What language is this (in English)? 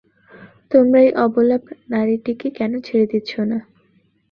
Bangla